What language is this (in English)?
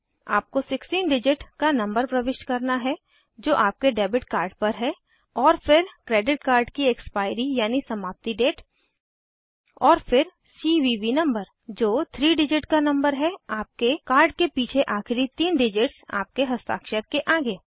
Hindi